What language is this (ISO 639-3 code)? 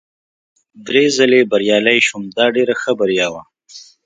pus